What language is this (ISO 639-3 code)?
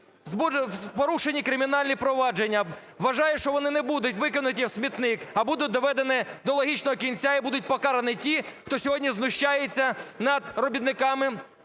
ukr